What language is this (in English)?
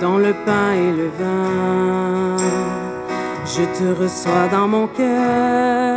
French